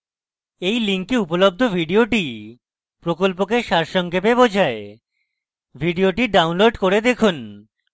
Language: Bangla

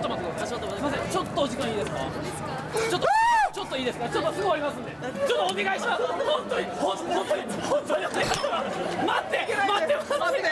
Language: Japanese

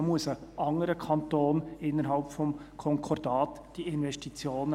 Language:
Swiss German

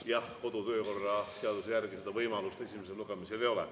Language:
Estonian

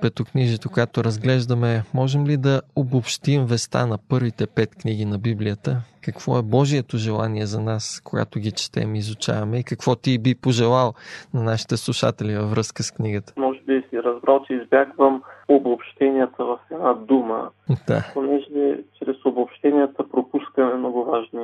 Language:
Bulgarian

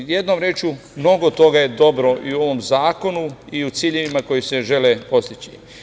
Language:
Serbian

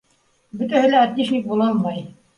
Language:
Bashkir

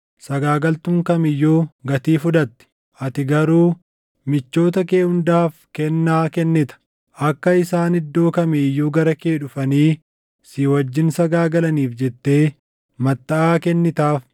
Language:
Oromo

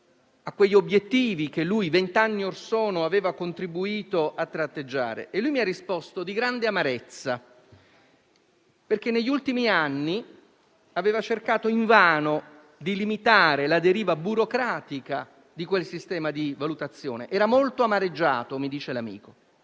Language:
Italian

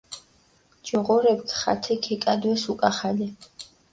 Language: Mingrelian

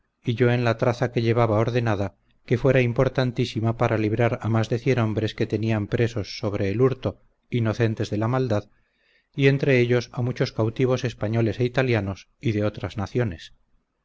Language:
Spanish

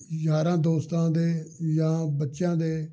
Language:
Punjabi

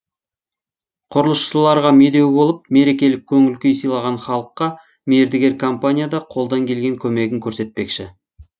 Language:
Kazakh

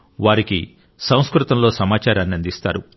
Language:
Telugu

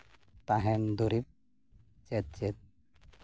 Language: Santali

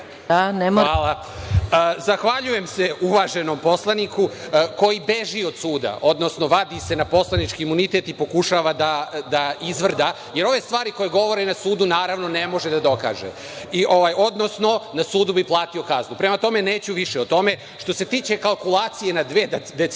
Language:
Serbian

